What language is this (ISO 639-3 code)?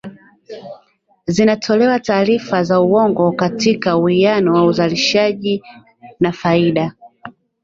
swa